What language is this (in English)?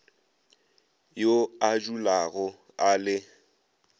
Northern Sotho